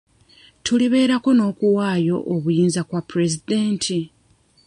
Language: Ganda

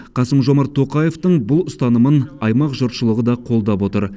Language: Kazakh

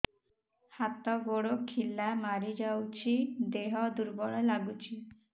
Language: Odia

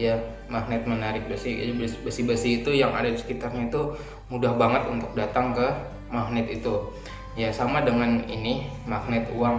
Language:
Indonesian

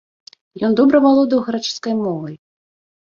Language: Belarusian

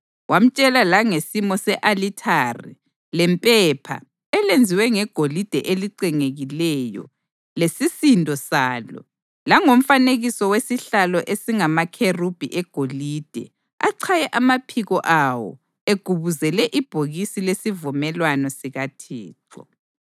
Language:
North Ndebele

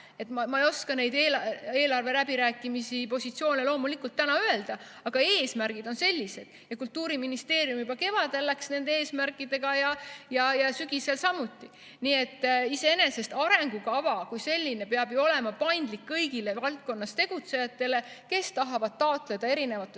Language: Estonian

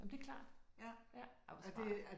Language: Danish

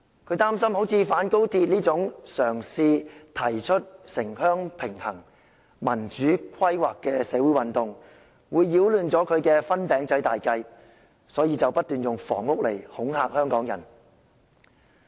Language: Cantonese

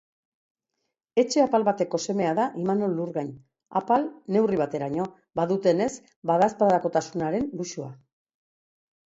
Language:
Basque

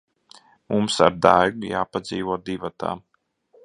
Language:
Latvian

